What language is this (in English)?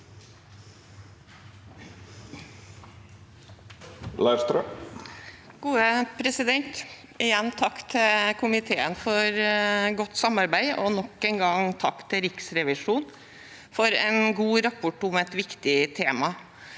Norwegian